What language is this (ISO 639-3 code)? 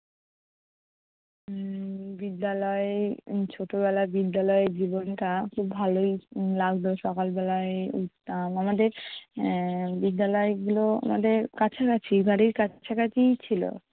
ben